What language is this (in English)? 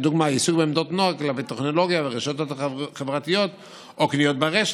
Hebrew